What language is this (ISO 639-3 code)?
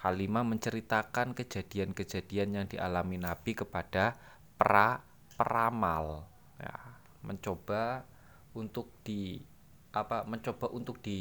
ind